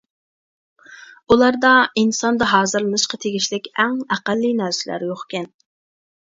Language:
Uyghur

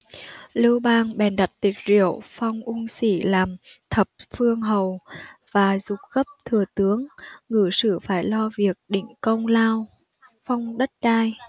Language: Vietnamese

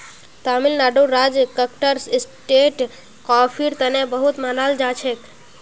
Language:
Magahi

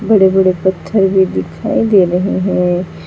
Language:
Hindi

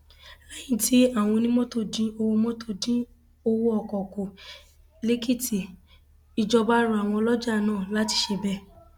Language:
Yoruba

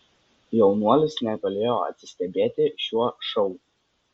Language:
Lithuanian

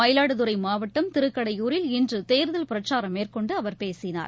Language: Tamil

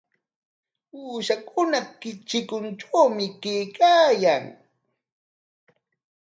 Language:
Corongo Ancash Quechua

